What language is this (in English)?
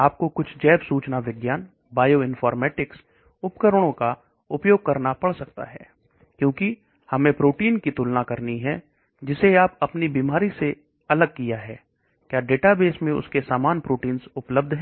Hindi